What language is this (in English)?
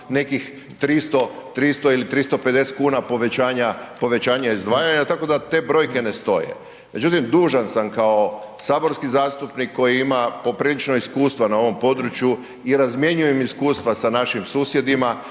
Croatian